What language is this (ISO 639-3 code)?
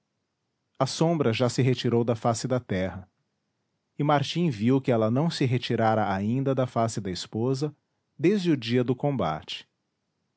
por